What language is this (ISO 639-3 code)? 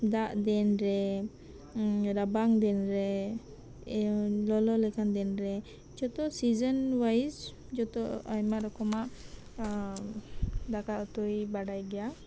sat